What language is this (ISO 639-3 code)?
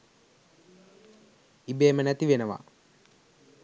sin